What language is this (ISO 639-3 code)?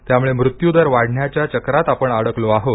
mar